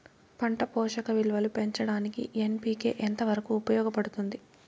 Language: Telugu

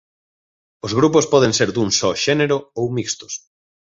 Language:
Galician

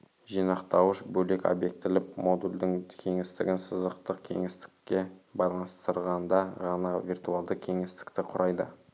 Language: Kazakh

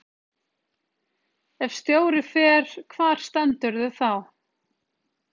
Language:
Icelandic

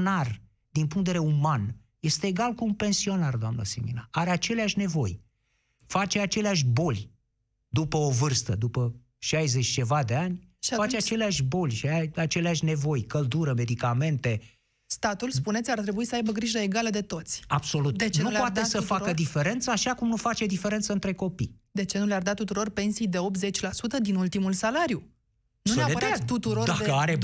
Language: Romanian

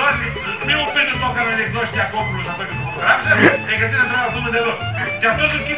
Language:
Greek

